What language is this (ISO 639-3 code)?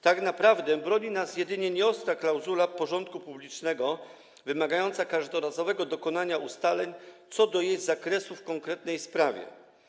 pol